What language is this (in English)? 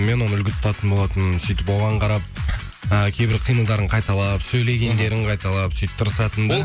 Kazakh